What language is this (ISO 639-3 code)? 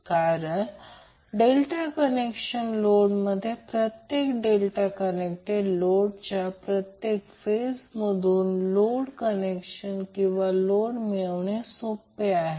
mar